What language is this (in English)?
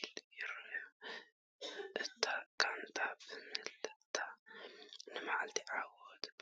Tigrinya